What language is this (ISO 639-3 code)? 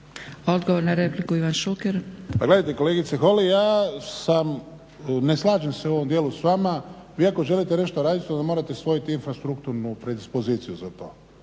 hrv